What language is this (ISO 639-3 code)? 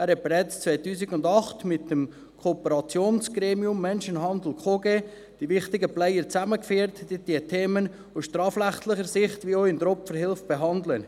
gsw